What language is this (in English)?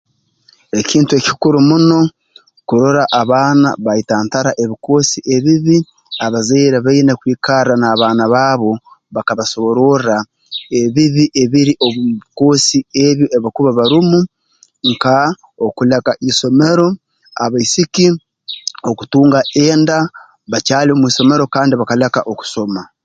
Tooro